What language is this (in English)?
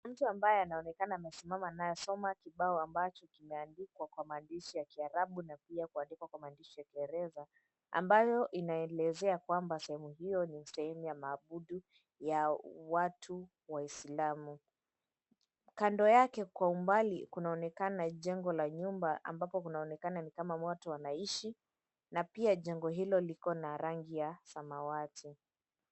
Swahili